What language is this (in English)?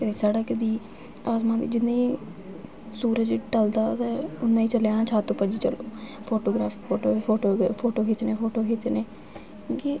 Dogri